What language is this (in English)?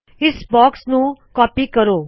Punjabi